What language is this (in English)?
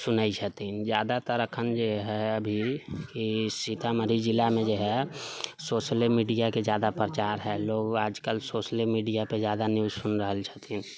Maithili